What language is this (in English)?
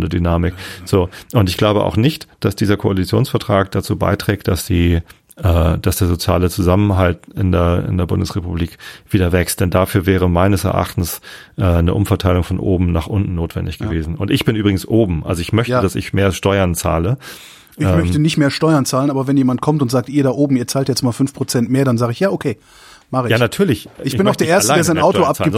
German